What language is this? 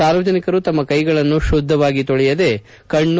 Kannada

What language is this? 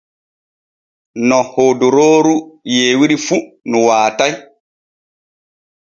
Borgu Fulfulde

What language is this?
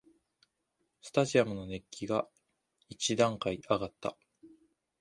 Japanese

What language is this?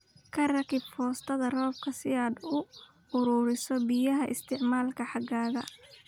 Somali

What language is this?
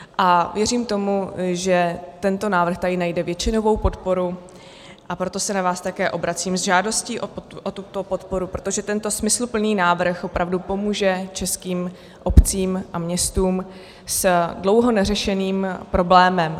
Czech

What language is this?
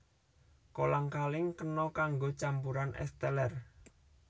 Javanese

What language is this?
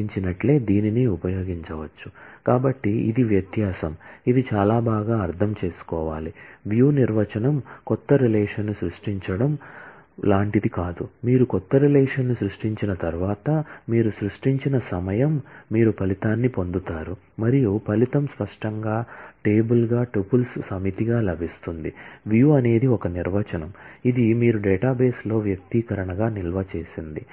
Telugu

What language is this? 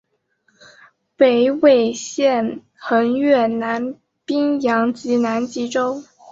Chinese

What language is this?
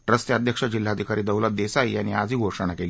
Marathi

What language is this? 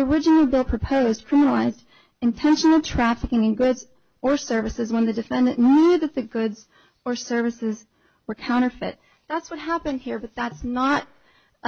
English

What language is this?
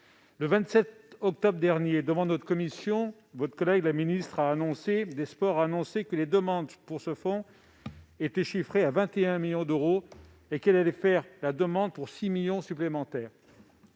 French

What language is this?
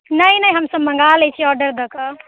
Maithili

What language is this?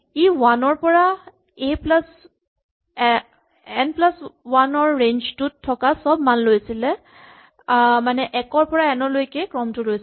Assamese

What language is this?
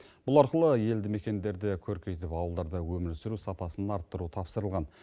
Kazakh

